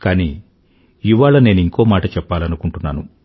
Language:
Telugu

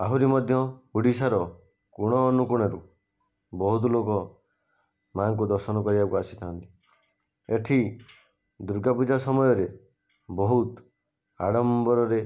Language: Odia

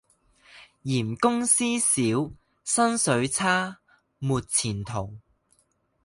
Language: Chinese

